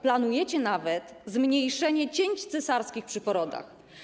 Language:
Polish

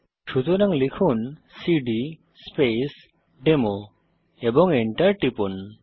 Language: Bangla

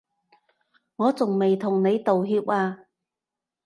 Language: Cantonese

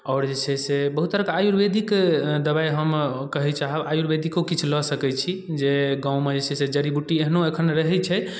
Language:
Maithili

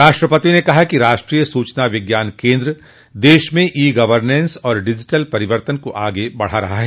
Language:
Hindi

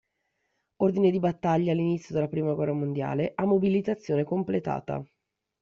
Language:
Italian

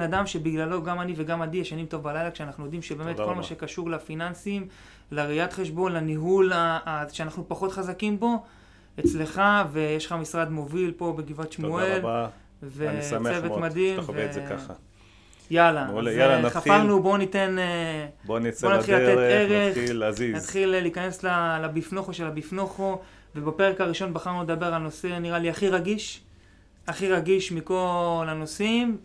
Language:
Hebrew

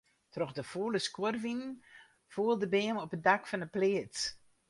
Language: Western Frisian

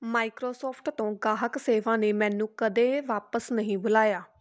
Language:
Punjabi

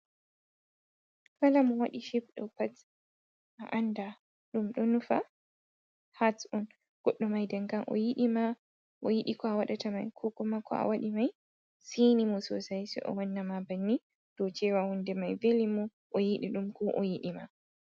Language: Fula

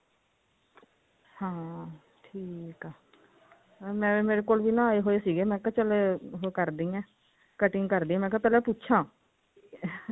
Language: Punjabi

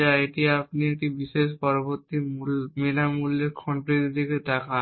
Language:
Bangla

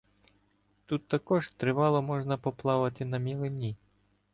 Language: Ukrainian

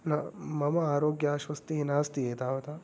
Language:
Sanskrit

